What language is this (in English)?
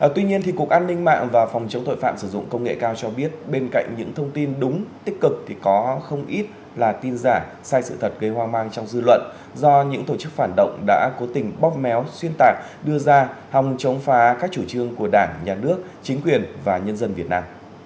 Vietnamese